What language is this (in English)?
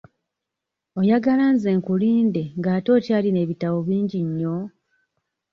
Ganda